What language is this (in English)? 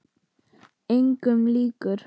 Icelandic